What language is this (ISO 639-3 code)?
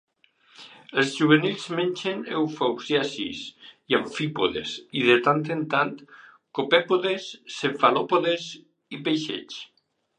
cat